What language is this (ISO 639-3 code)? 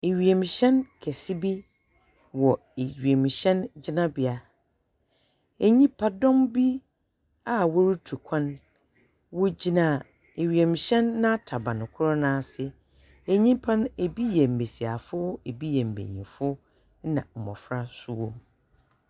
aka